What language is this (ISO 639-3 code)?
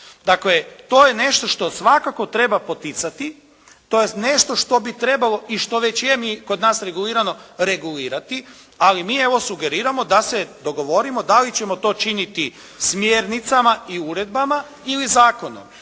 hrv